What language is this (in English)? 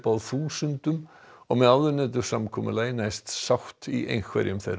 Icelandic